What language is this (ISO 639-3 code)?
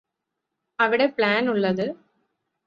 mal